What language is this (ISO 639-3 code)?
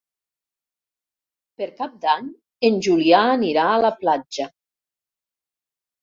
cat